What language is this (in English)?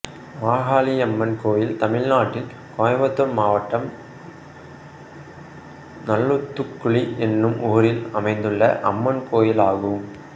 Tamil